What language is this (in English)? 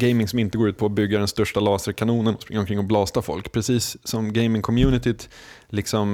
Swedish